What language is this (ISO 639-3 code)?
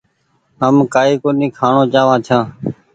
gig